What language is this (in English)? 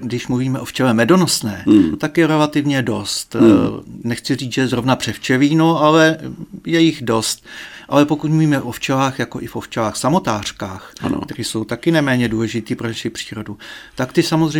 Czech